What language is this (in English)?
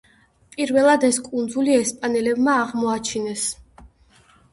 Georgian